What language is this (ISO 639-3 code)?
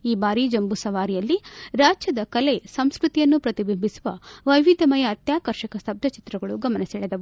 kan